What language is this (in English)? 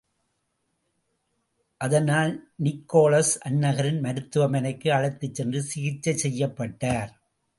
Tamil